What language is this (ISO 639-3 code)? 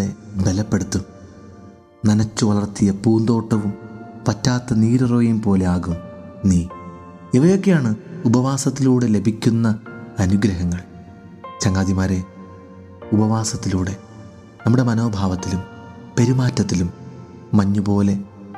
mal